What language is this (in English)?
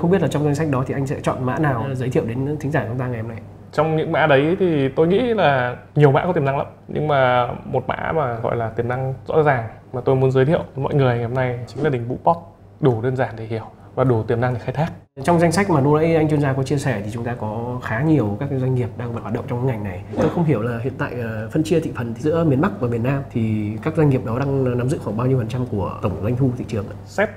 Vietnamese